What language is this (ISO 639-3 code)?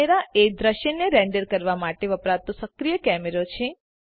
guj